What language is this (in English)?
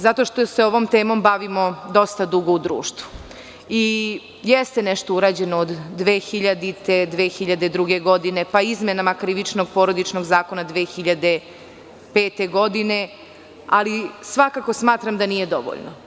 Serbian